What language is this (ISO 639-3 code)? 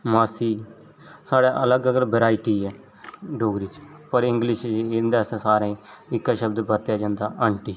doi